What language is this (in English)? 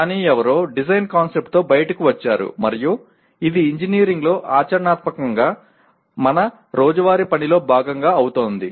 Telugu